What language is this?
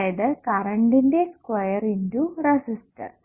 Malayalam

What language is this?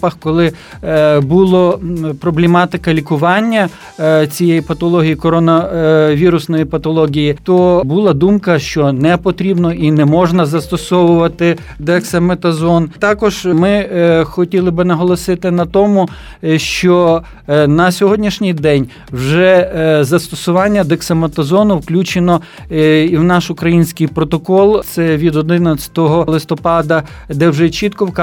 Ukrainian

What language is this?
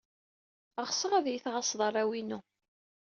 Kabyle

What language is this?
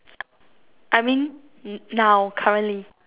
English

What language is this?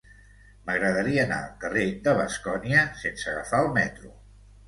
Catalan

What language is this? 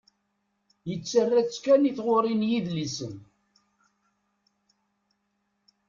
Kabyle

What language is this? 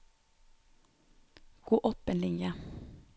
Norwegian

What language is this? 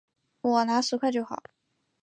Chinese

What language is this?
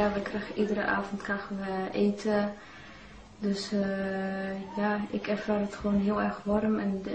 Dutch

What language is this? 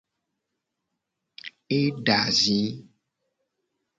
Gen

